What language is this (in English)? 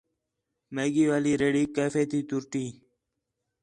Khetrani